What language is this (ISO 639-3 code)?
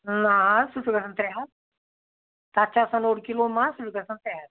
kas